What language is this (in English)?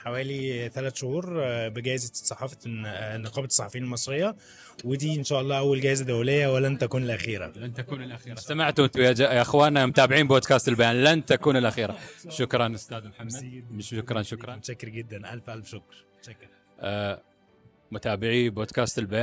Arabic